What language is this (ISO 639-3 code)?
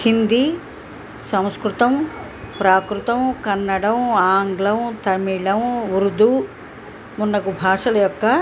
tel